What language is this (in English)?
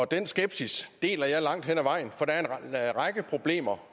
Danish